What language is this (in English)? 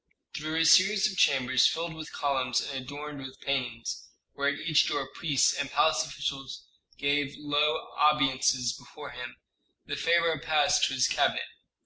English